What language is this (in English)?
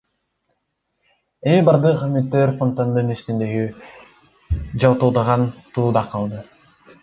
Kyrgyz